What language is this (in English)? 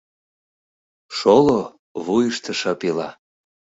Mari